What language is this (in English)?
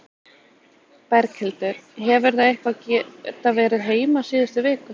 Icelandic